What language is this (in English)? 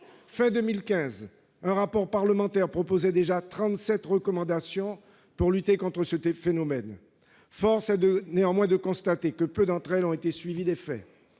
French